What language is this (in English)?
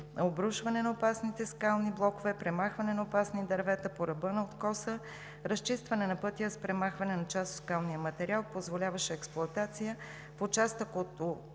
Bulgarian